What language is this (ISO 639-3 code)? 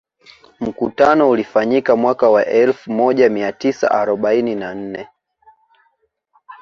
swa